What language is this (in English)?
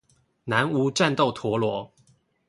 Chinese